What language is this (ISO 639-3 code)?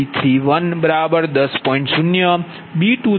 guj